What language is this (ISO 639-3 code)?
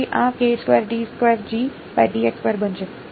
guj